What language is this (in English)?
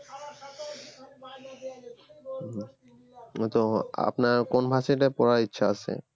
Bangla